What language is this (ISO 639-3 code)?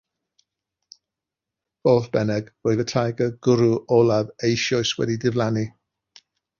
cym